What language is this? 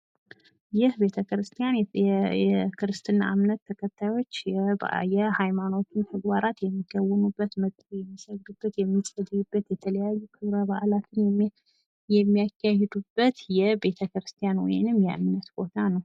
Amharic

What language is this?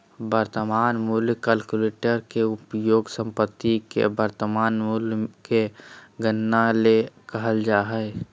Magahi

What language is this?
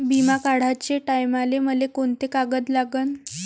Marathi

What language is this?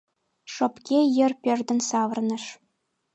Mari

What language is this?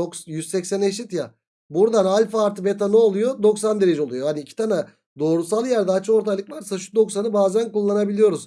Turkish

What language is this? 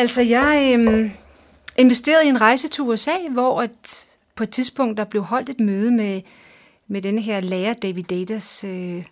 Danish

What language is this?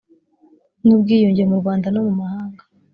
Kinyarwanda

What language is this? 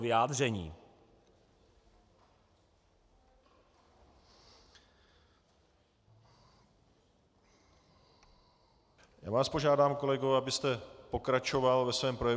Czech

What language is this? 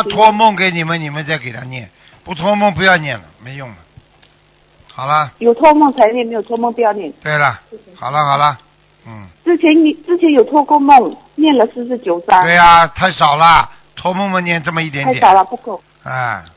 Chinese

